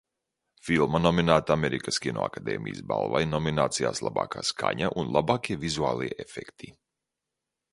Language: Latvian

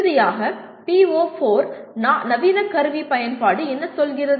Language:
Tamil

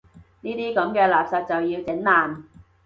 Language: Cantonese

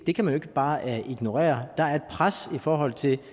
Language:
Danish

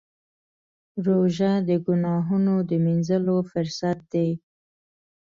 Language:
Pashto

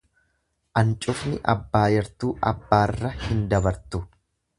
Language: Oromo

